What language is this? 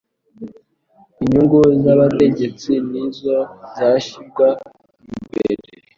Kinyarwanda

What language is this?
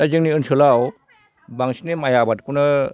Bodo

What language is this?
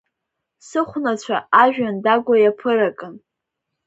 Abkhazian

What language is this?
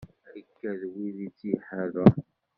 Kabyle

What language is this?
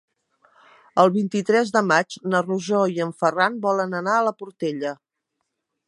Catalan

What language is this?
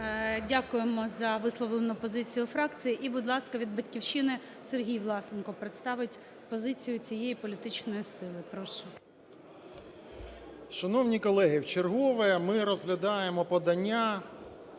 Ukrainian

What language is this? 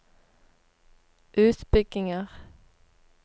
Norwegian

